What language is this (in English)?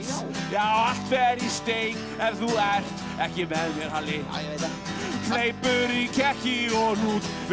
Icelandic